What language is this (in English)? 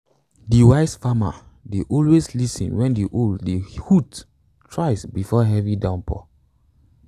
Nigerian Pidgin